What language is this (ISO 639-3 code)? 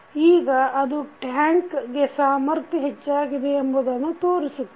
kan